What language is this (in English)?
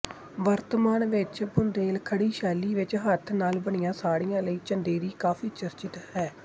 Punjabi